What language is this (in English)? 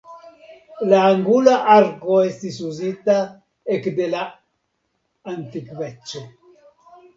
Esperanto